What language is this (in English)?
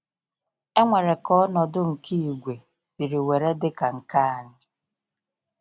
Igbo